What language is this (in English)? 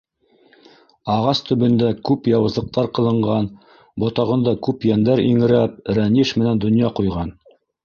Bashkir